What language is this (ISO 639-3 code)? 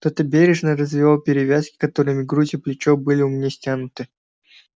rus